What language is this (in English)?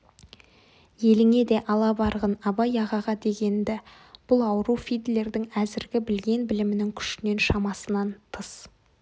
Kazakh